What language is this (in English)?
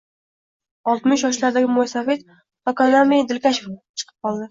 Uzbek